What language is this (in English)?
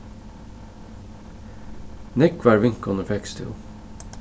Faroese